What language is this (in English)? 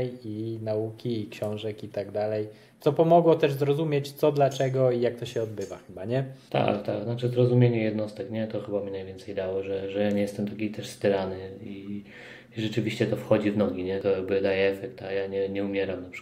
Polish